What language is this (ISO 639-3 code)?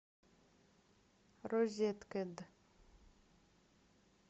rus